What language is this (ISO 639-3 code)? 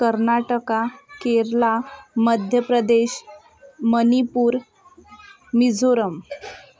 mar